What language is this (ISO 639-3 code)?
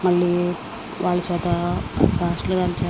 tel